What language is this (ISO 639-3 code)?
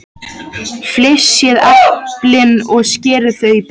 isl